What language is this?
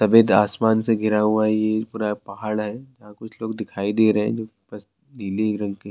Urdu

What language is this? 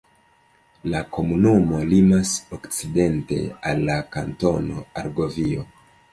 Esperanto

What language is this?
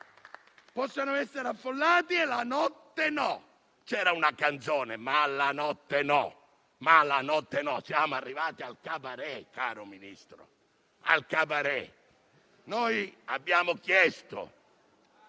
Italian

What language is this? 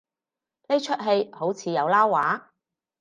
Cantonese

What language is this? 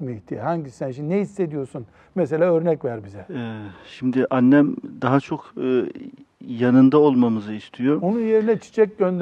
Turkish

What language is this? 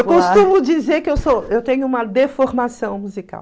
Portuguese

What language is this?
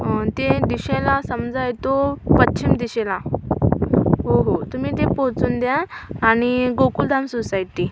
Marathi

